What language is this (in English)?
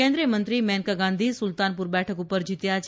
Gujarati